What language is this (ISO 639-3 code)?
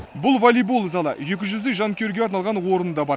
kaz